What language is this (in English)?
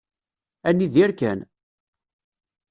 Kabyle